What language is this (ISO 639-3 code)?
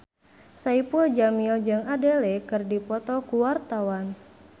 sun